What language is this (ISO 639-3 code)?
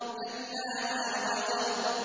ara